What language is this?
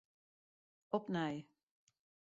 Western Frisian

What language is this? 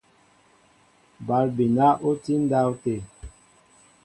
Mbo (Cameroon)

